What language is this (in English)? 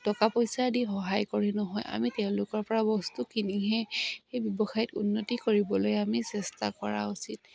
Assamese